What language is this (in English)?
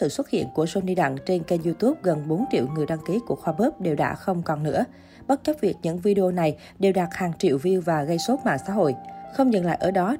Vietnamese